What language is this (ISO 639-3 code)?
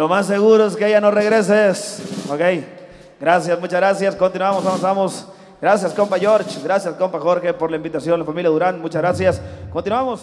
spa